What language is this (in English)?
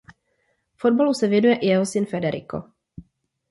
Czech